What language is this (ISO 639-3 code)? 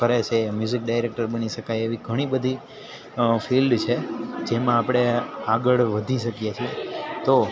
guj